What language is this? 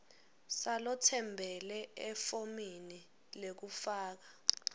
Swati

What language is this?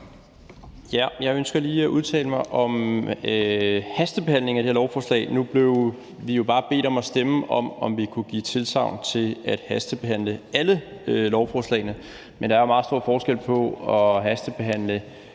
Danish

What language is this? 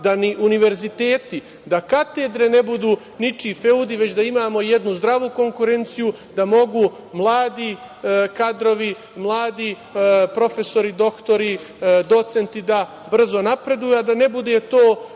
Serbian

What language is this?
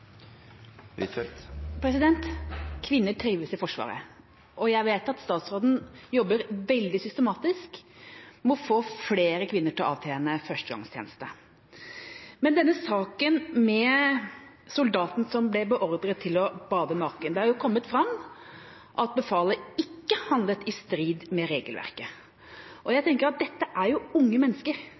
Norwegian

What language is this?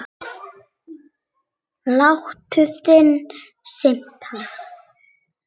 Icelandic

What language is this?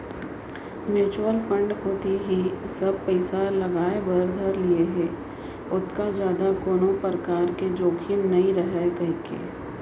Chhattisgarhi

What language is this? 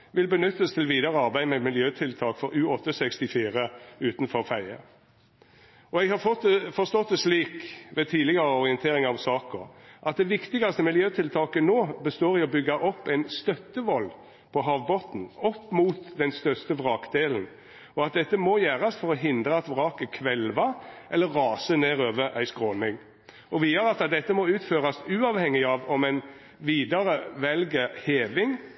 Norwegian Nynorsk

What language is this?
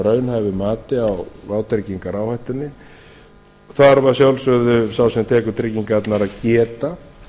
Icelandic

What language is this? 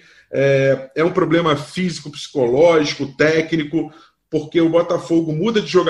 Portuguese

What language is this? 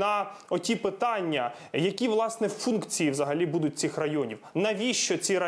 Ukrainian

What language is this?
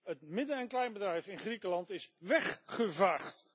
Dutch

